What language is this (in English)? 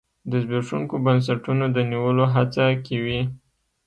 Pashto